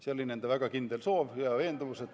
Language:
Estonian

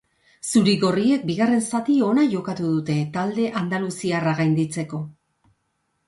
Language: Basque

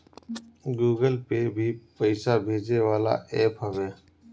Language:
Bhojpuri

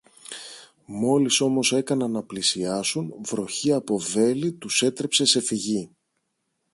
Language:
Greek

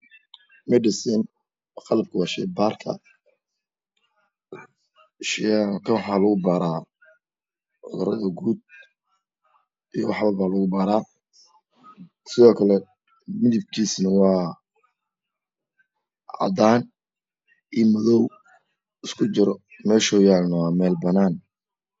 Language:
Somali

